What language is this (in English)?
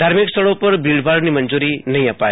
Gujarati